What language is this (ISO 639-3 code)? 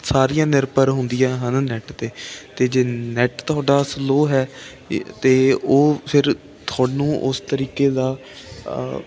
pan